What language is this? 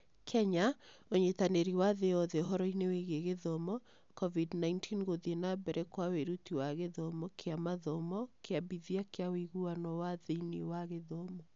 Kikuyu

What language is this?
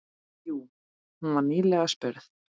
Icelandic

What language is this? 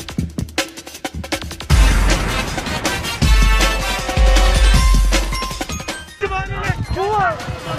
Turkish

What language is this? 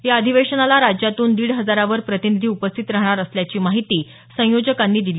Marathi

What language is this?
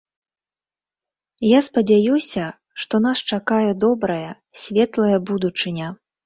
Belarusian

